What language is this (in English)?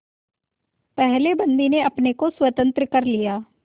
Hindi